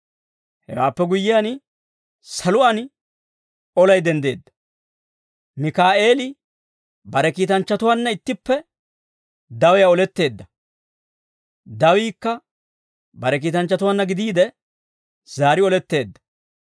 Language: Dawro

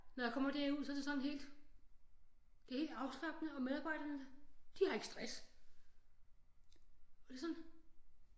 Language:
Danish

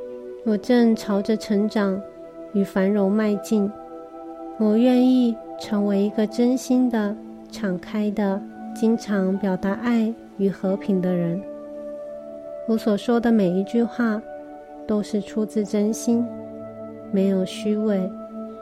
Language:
Chinese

